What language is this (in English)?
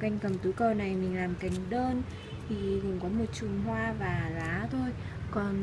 Vietnamese